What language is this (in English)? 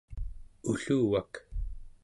Central Yupik